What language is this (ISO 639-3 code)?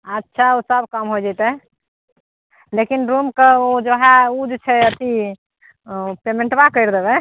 mai